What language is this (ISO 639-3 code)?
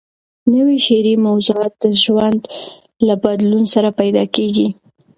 pus